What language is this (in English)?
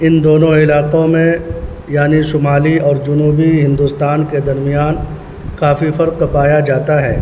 Urdu